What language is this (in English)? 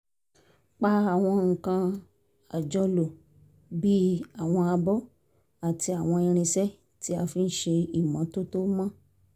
Yoruba